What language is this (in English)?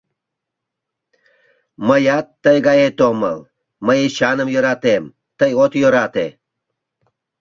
Mari